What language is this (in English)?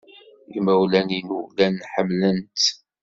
Kabyle